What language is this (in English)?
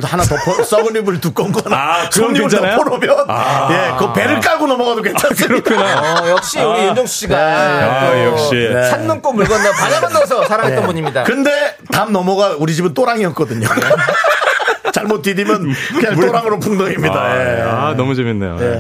Korean